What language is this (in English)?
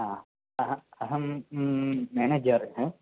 Sanskrit